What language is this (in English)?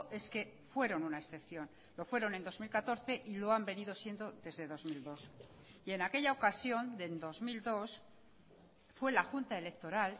Spanish